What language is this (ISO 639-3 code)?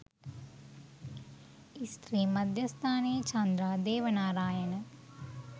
sin